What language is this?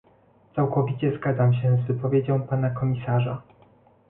Polish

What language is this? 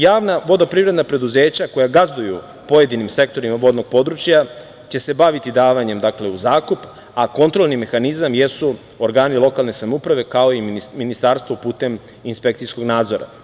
Serbian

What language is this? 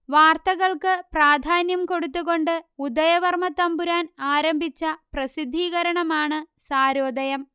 Malayalam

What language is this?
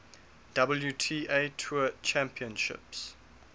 English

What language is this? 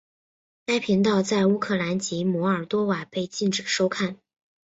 Chinese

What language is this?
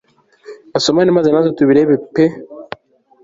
Kinyarwanda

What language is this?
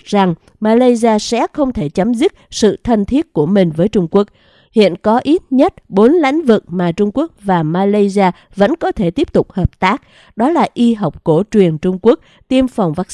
Vietnamese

